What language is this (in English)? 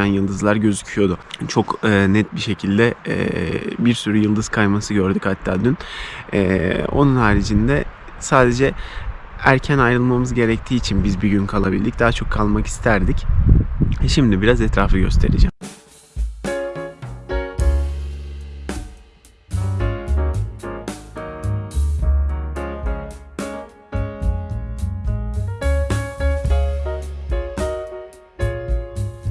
Turkish